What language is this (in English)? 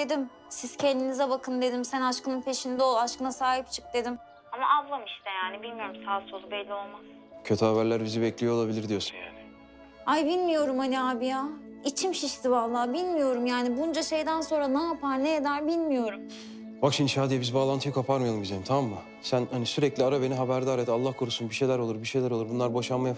Turkish